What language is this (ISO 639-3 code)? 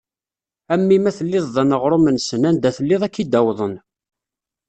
kab